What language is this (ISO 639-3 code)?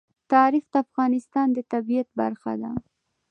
pus